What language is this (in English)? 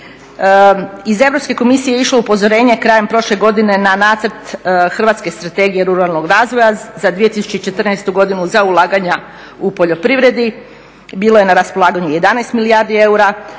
Croatian